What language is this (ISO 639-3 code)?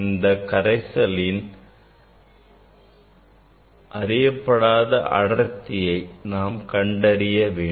tam